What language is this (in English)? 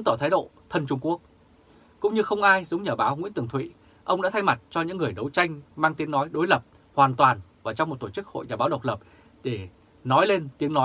Vietnamese